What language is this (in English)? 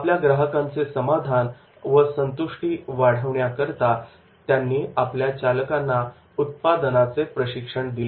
Marathi